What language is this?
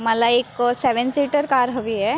Marathi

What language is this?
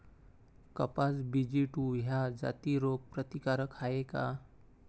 Marathi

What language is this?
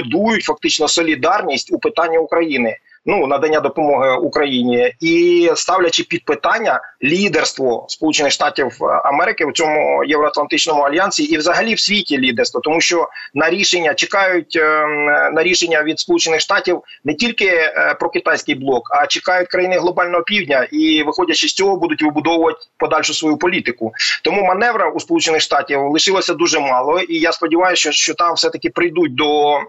Ukrainian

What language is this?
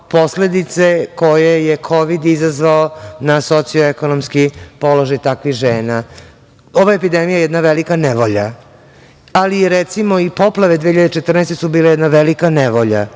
Serbian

